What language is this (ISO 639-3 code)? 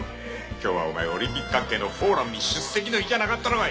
jpn